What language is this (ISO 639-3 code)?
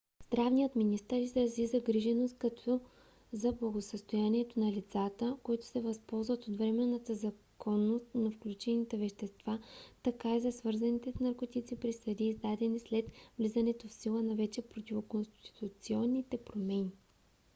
bul